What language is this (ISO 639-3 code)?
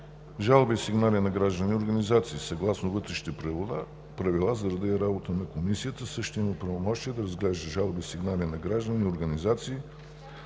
bul